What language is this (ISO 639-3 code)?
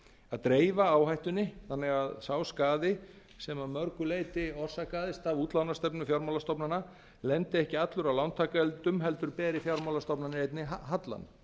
isl